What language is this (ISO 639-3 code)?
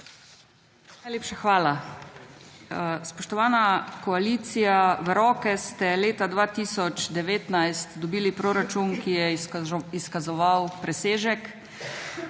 slv